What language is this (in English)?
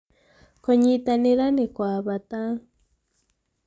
Kikuyu